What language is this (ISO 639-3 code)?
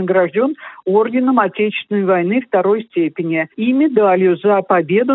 rus